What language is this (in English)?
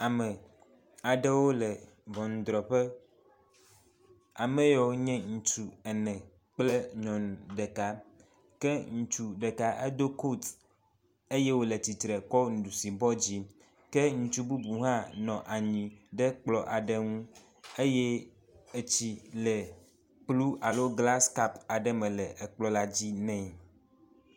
Ewe